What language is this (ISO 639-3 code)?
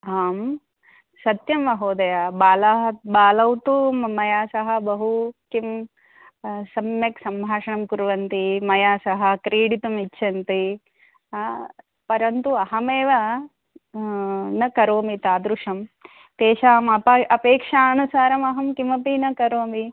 san